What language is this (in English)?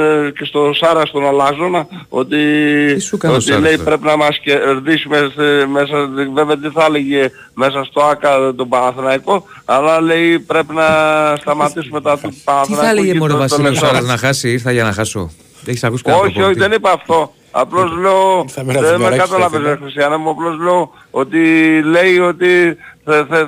Greek